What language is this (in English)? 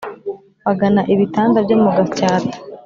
Kinyarwanda